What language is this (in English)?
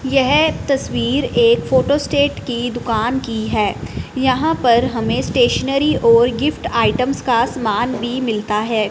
Hindi